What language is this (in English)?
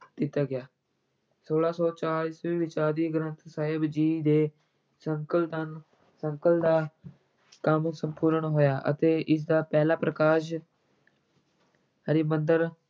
Punjabi